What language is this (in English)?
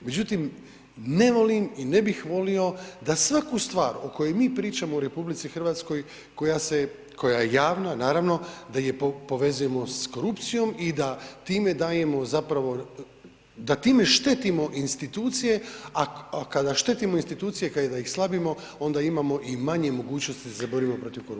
Croatian